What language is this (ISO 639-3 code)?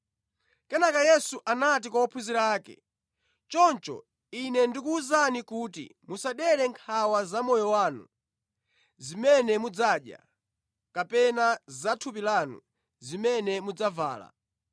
nya